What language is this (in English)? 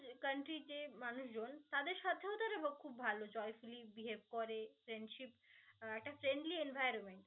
Bangla